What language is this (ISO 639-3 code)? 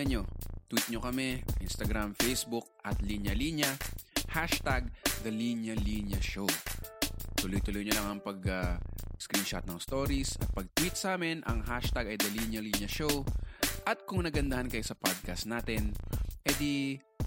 fil